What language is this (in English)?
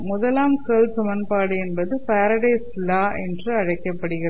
Tamil